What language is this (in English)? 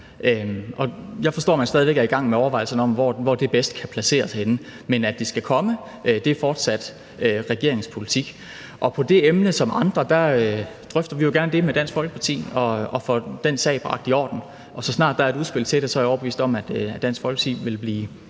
Danish